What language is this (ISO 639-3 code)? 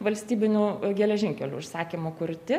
lit